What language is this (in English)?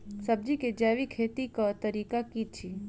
Maithili